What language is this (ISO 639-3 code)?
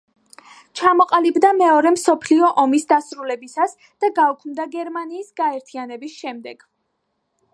kat